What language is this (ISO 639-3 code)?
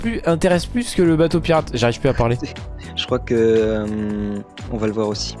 fra